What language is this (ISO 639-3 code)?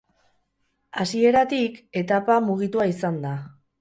eus